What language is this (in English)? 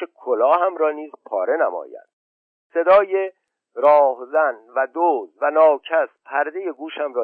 Persian